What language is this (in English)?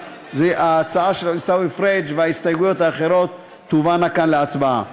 Hebrew